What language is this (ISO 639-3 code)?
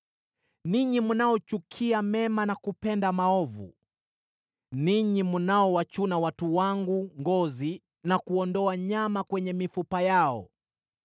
swa